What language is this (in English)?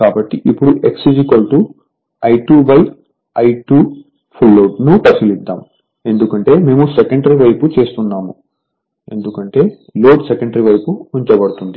Telugu